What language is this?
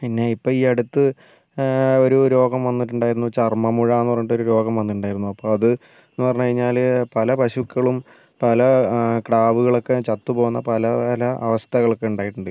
Malayalam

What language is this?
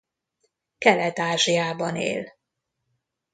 Hungarian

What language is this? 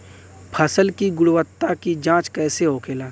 Bhojpuri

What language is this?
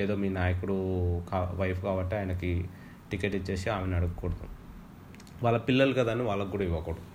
Telugu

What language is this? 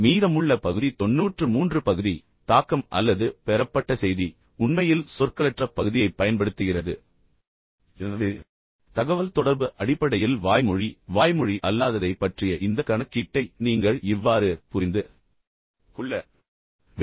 Tamil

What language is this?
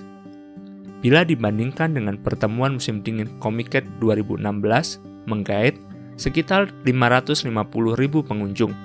Indonesian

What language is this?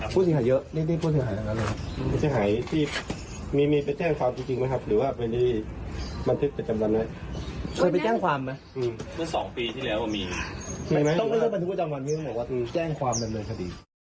Thai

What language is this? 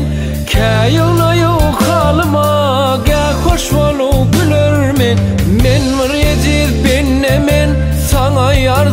Turkish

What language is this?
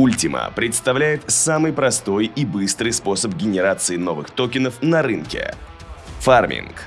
Russian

